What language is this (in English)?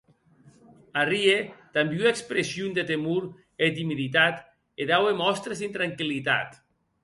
Occitan